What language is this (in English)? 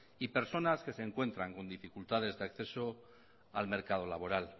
Spanish